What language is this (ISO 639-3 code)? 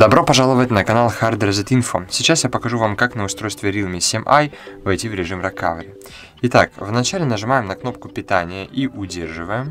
rus